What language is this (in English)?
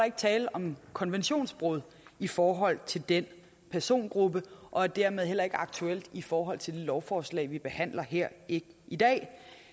Danish